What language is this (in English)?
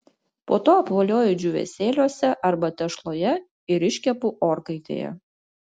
Lithuanian